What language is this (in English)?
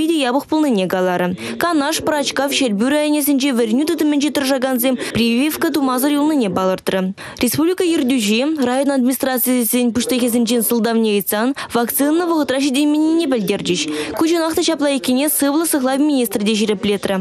Russian